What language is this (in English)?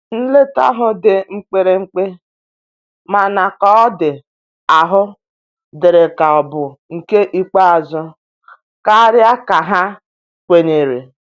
Igbo